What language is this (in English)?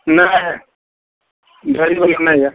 Maithili